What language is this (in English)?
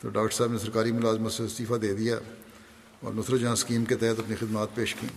Urdu